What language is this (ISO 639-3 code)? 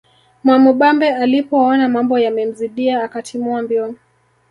swa